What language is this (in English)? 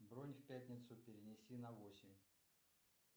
Russian